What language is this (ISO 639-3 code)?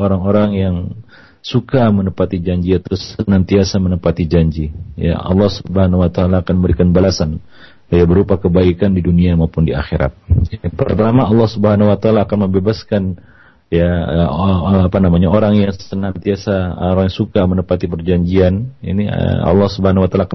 msa